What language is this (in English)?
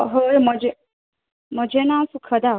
Konkani